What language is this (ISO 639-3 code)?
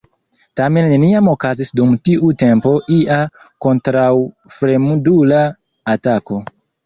epo